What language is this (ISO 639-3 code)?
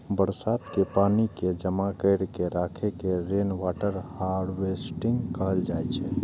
mai